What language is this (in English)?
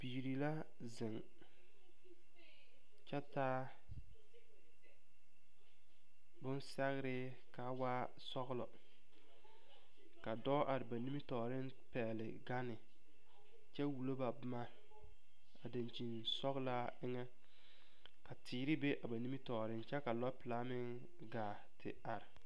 Southern Dagaare